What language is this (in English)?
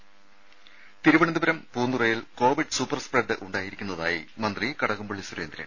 Malayalam